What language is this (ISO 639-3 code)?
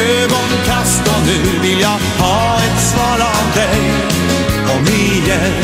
swe